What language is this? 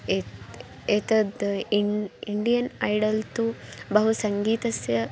Sanskrit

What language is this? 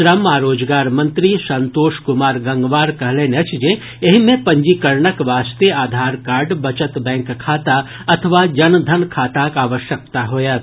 Maithili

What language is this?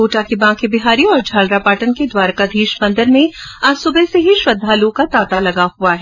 Hindi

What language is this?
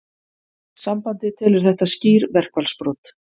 Icelandic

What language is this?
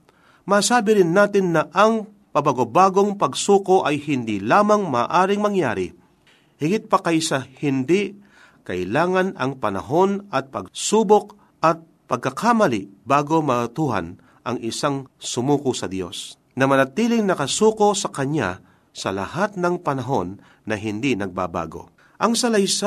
Filipino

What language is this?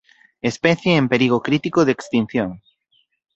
Galician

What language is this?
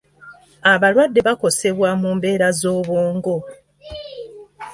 Ganda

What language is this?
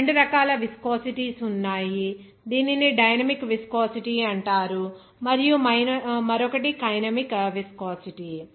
Telugu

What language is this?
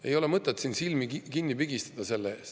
Estonian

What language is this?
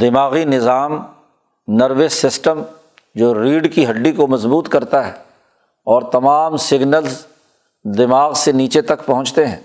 Urdu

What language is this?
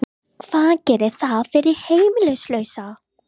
Icelandic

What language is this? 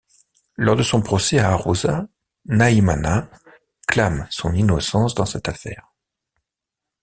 French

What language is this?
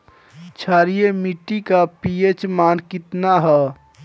Bhojpuri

